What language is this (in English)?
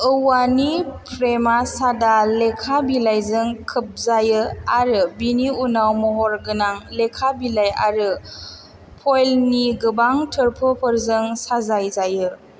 Bodo